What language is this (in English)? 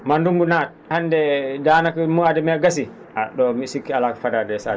Fula